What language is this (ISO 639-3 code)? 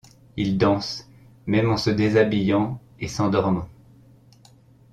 fra